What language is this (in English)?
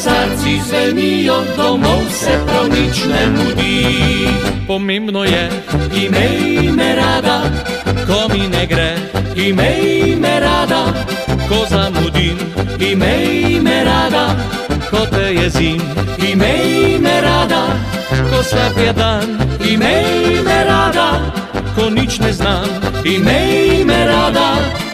Romanian